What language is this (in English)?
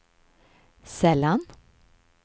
Swedish